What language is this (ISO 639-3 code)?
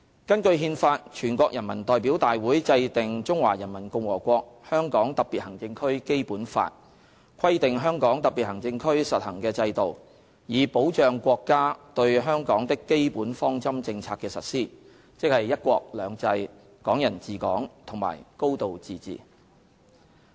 yue